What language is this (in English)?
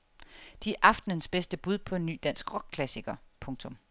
Danish